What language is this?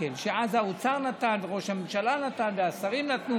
Hebrew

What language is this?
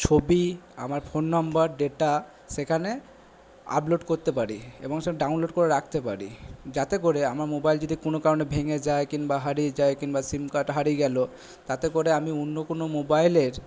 Bangla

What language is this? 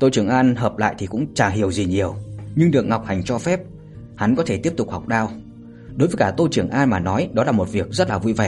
Vietnamese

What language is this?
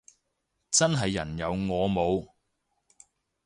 Cantonese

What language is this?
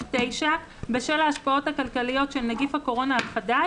Hebrew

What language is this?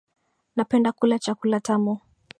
Swahili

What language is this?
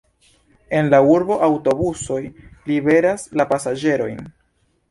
Esperanto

